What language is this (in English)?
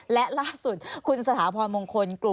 Thai